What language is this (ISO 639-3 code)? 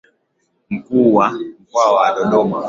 swa